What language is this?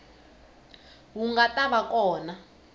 Tsonga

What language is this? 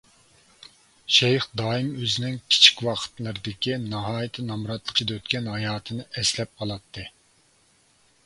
Uyghur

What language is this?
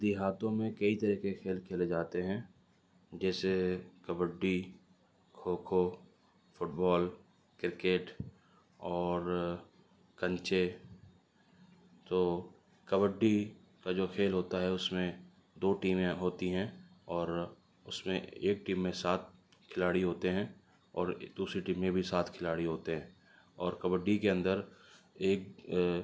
Urdu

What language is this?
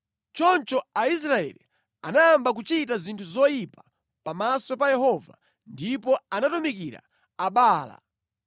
Nyanja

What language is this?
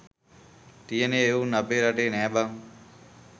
Sinhala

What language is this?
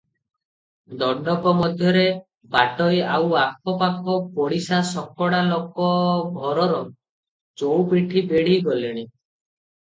Odia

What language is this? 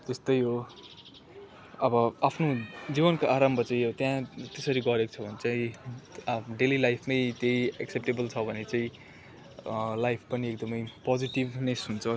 Nepali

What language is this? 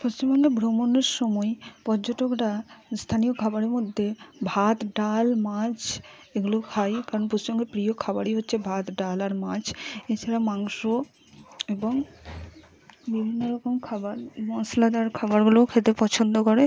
Bangla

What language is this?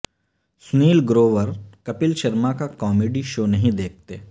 Urdu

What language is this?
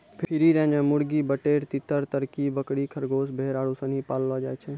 Maithili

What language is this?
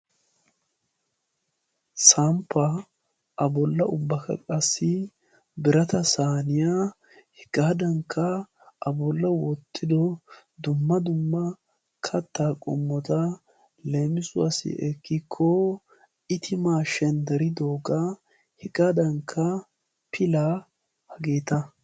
Wolaytta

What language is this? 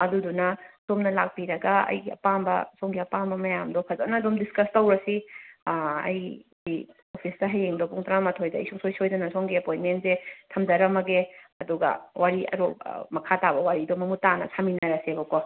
Manipuri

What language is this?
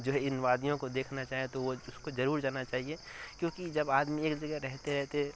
Urdu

